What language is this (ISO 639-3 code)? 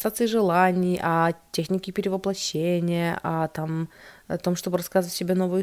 rus